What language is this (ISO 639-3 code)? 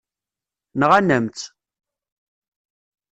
kab